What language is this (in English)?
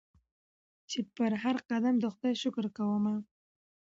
Pashto